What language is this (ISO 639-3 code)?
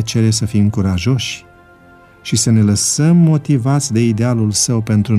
ron